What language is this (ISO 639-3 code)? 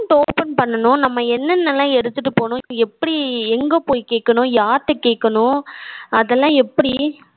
tam